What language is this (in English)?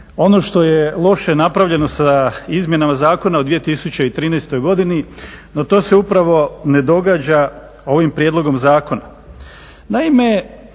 Croatian